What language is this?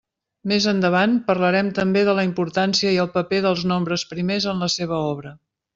Catalan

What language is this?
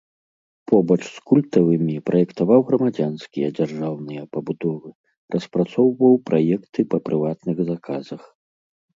Belarusian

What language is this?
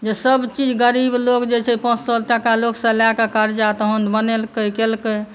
Maithili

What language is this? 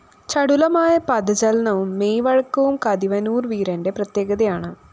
Malayalam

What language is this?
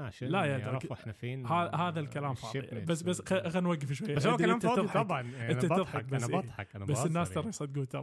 Arabic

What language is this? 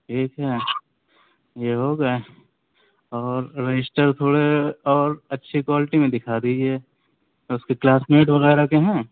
Urdu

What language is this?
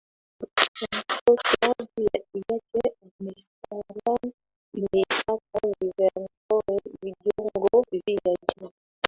Swahili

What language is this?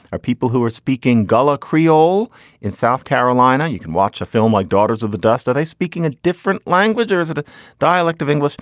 English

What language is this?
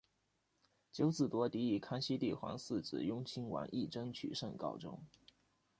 Chinese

